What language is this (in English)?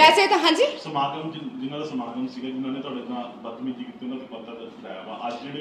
Punjabi